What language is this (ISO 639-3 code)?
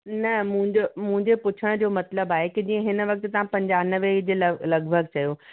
snd